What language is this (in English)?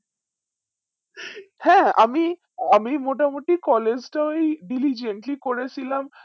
Bangla